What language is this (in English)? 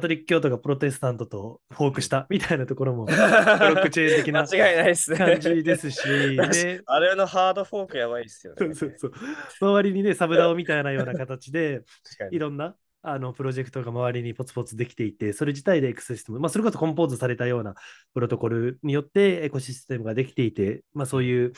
Japanese